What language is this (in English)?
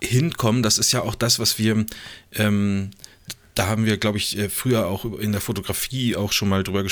German